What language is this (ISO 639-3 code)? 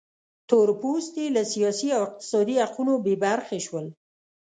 pus